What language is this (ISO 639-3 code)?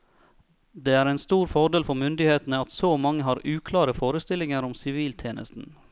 nor